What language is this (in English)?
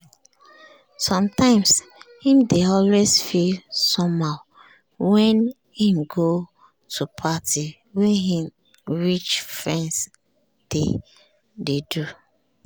Nigerian Pidgin